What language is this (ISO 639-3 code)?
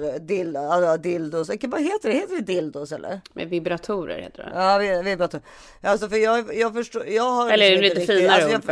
swe